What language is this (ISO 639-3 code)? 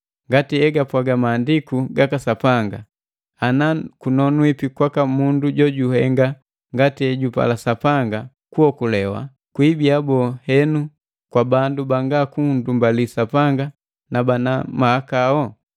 mgv